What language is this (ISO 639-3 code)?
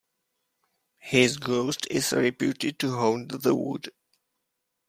eng